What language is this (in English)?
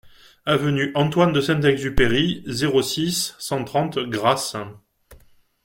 French